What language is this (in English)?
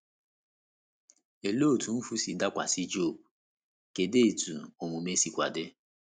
Igbo